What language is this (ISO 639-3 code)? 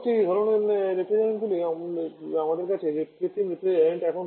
ben